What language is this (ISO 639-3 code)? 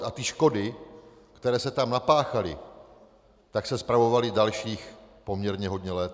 ces